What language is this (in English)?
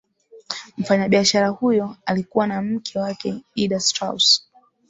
Swahili